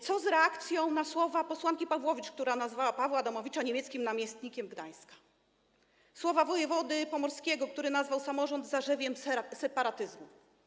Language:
Polish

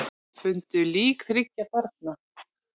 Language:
Icelandic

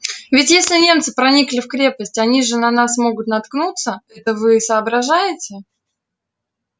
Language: Russian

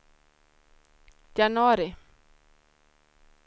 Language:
Swedish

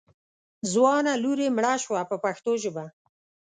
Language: Pashto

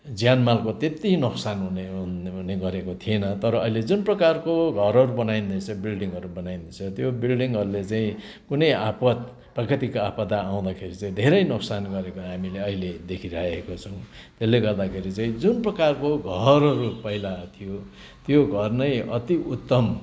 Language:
Nepali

